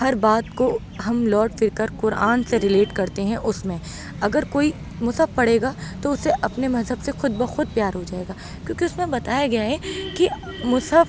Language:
Urdu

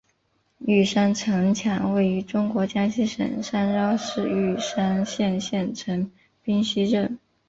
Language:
Chinese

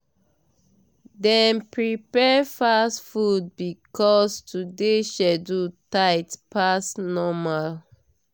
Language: Nigerian Pidgin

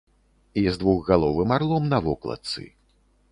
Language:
Belarusian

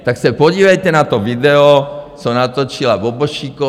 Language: Czech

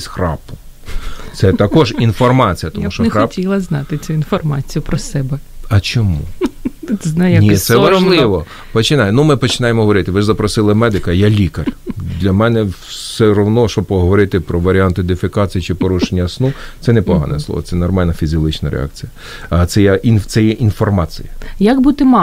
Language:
Ukrainian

